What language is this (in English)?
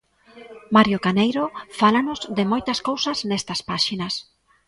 Galician